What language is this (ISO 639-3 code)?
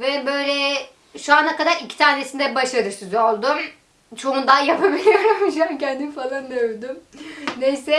tur